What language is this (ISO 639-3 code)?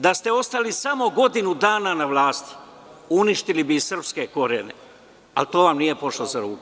srp